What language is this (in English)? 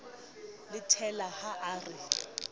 Southern Sotho